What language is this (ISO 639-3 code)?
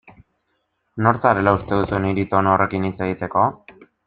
eus